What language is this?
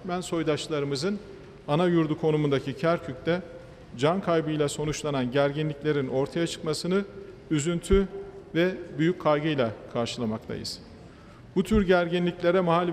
Persian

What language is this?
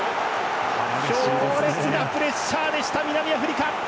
Japanese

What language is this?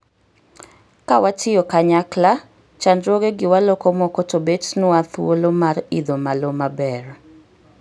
Luo (Kenya and Tanzania)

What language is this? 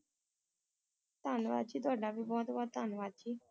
Punjabi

